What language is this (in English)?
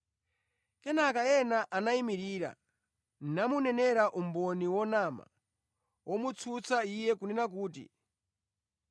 Nyanja